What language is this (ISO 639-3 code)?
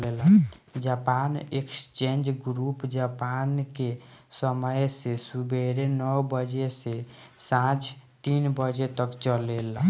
bho